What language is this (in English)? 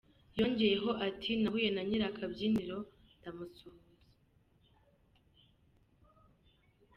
Kinyarwanda